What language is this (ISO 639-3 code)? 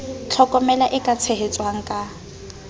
sot